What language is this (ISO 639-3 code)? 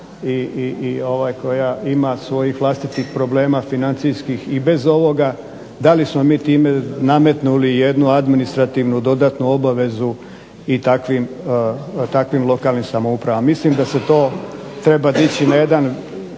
hrv